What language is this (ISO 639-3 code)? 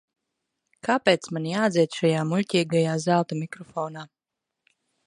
lav